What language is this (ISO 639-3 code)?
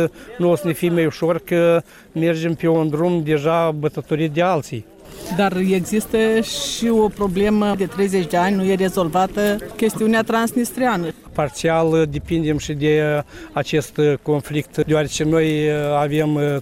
ron